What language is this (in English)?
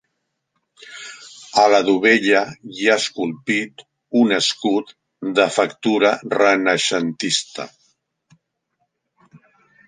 Catalan